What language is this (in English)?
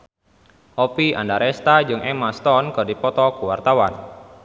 Sundanese